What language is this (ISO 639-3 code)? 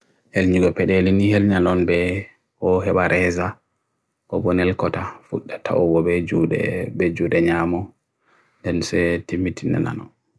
fui